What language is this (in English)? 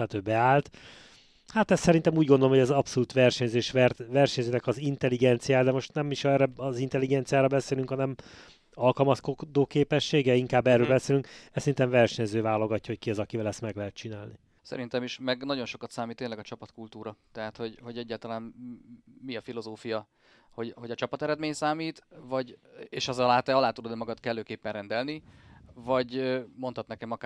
Hungarian